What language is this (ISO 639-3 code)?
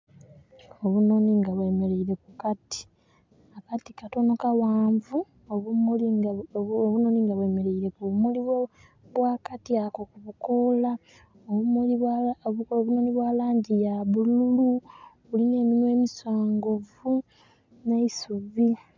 xog